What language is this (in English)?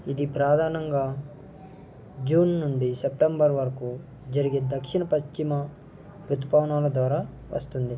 Telugu